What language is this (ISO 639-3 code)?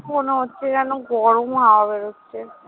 ben